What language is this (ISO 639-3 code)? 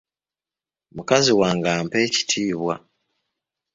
lug